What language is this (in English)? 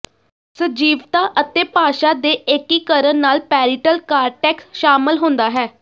Punjabi